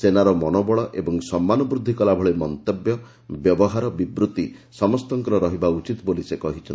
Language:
Odia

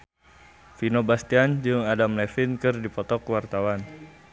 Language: Sundanese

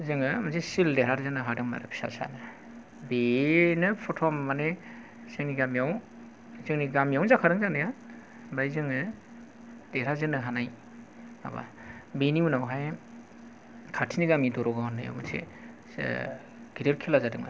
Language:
Bodo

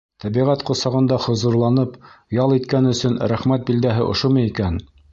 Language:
Bashkir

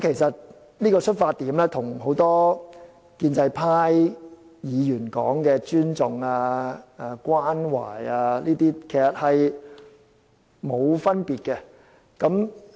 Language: Cantonese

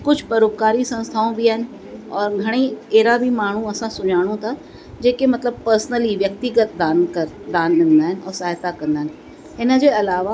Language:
Sindhi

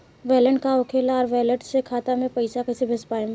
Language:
Bhojpuri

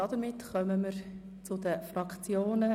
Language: Swiss German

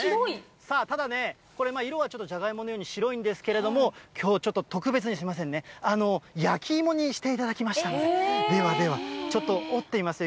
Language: Japanese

